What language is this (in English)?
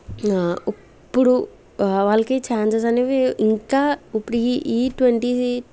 Telugu